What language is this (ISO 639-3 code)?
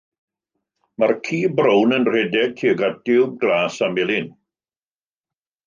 cym